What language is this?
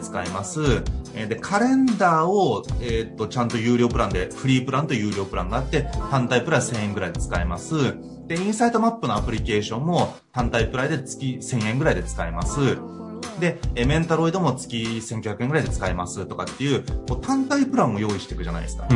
Japanese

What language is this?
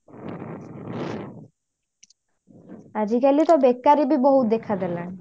Odia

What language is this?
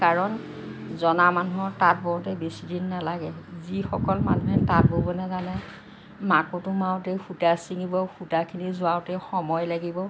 Assamese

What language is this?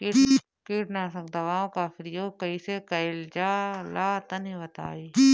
Bhojpuri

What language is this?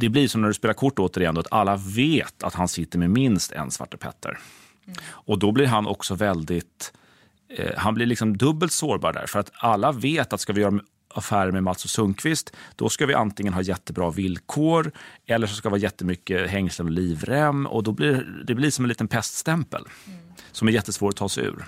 Swedish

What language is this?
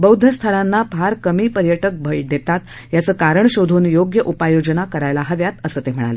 Marathi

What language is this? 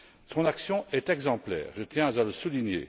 French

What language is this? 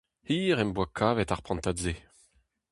Breton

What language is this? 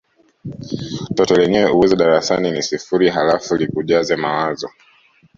Swahili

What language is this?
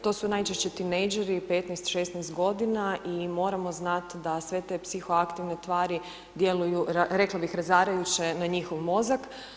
Croatian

